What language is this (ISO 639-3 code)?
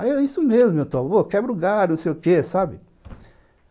por